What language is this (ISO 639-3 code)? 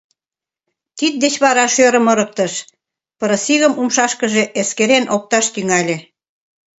chm